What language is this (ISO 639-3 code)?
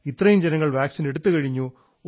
mal